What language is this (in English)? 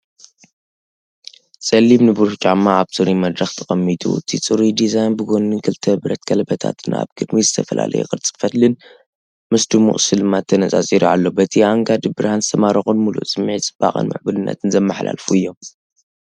Tigrinya